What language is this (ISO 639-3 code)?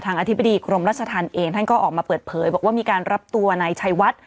tha